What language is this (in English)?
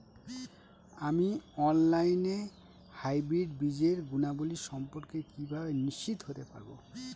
Bangla